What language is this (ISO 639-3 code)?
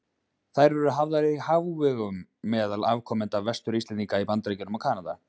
isl